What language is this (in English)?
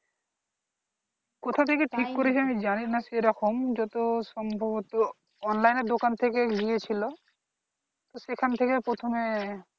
Bangla